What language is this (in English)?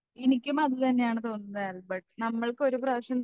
Malayalam